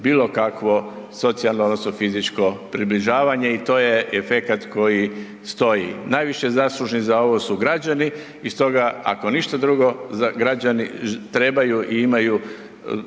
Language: Croatian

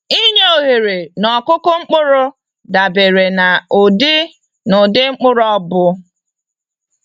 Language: Igbo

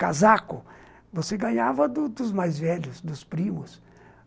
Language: Portuguese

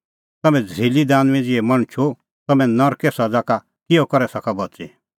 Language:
Kullu Pahari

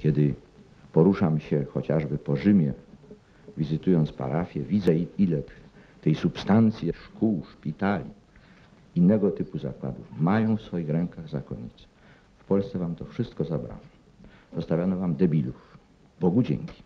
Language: Polish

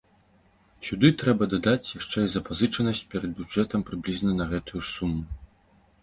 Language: Belarusian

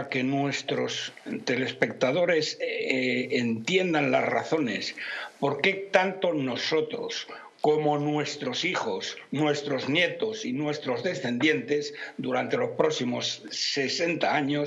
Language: Spanish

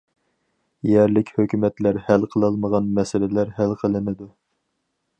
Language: Uyghur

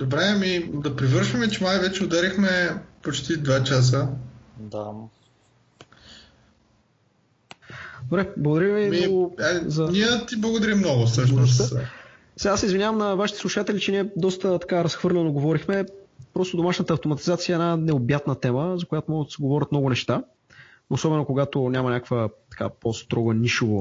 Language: Bulgarian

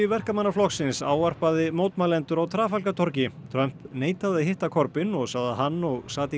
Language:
Icelandic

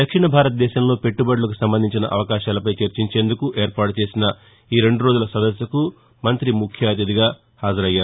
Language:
Telugu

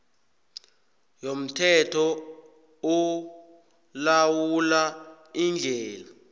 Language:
South Ndebele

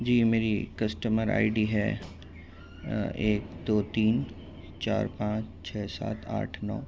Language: Urdu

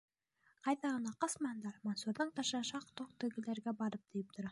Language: Bashkir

